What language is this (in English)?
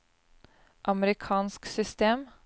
Norwegian